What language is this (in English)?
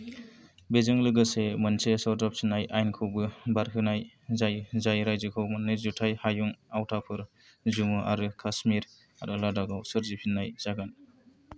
Bodo